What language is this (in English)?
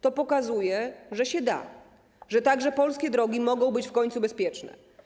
Polish